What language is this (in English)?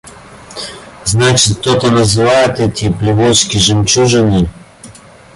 Russian